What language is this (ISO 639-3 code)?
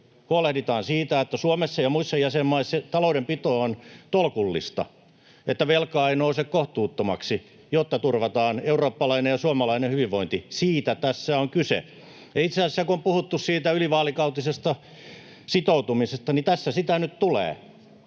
fin